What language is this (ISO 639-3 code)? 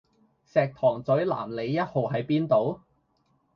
yue